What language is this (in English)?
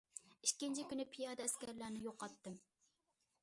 Uyghur